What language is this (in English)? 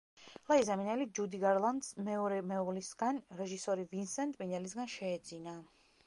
Georgian